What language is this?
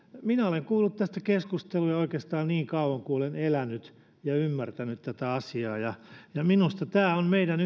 Finnish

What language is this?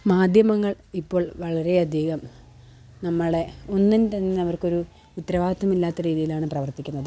Malayalam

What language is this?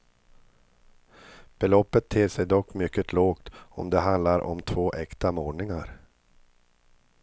Swedish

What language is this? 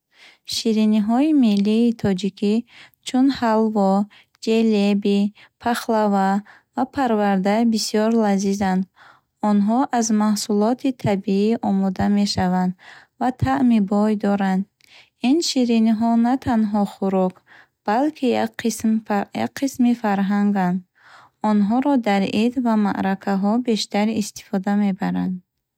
Bukharic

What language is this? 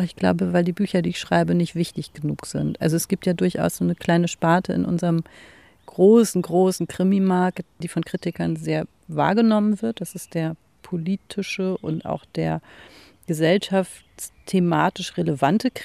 German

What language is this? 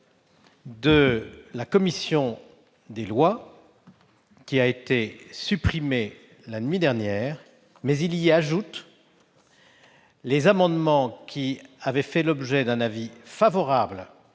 French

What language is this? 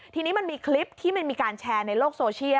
Thai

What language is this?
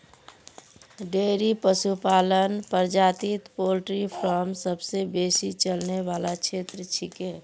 Magahi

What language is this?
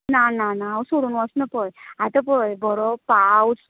Konkani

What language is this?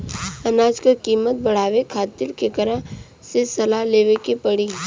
Bhojpuri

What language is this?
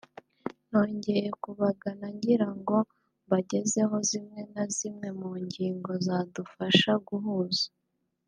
Kinyarwanda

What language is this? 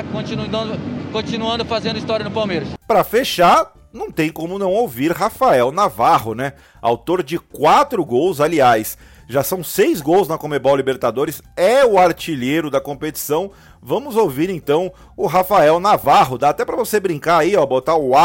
Portuguese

